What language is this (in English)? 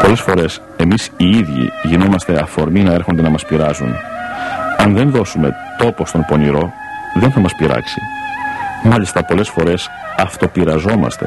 Greek